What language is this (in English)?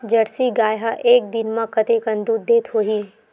Chhattisgarhi